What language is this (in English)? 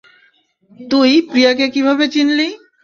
Bangla